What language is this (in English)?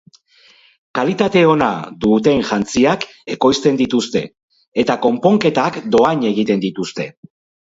Basque